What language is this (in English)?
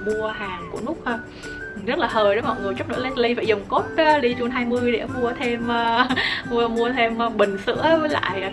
Vietnamese